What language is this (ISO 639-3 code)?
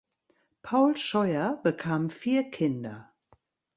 deu